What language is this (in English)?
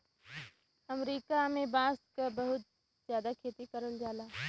Bhojpuri